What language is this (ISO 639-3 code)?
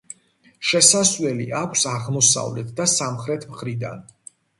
kat